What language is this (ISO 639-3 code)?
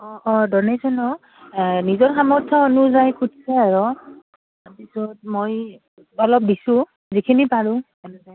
asm